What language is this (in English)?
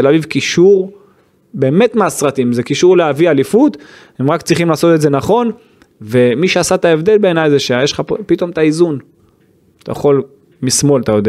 Hebrew